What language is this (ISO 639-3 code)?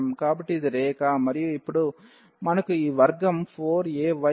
tel